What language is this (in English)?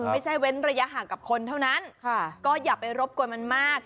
Thai